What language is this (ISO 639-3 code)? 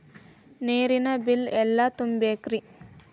kan